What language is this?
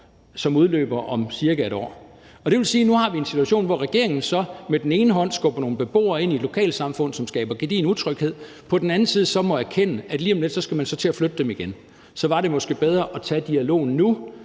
Danish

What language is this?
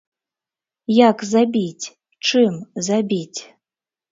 Belarusian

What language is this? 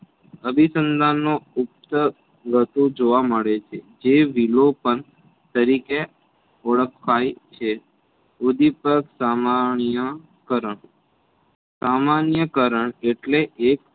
Gujarati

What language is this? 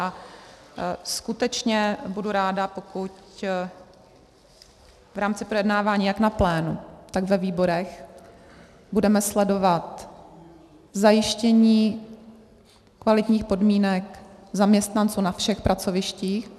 Czech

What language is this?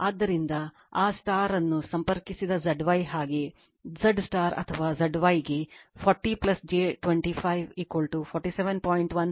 Kannada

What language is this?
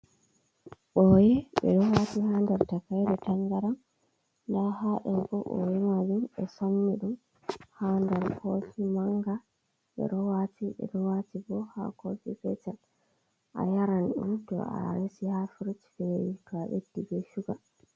Fula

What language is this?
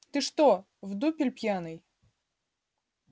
Russian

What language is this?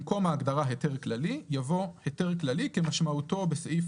Hebrew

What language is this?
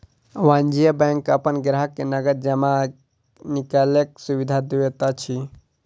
Maithili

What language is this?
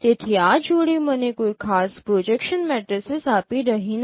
Gujarati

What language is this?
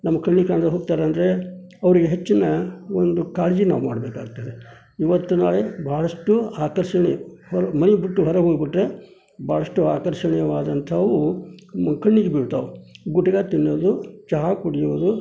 Kannada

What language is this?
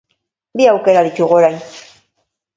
Basque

